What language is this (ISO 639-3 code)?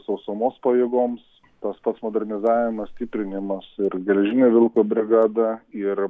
lit